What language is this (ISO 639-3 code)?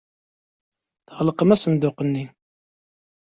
kab